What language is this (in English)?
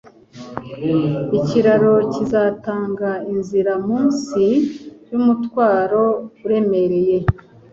Kinyarwanda